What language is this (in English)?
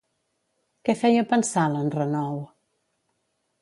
Catalan